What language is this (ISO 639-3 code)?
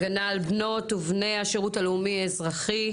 heb